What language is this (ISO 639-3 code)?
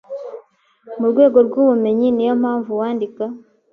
kin